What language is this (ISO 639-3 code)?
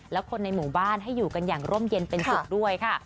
tha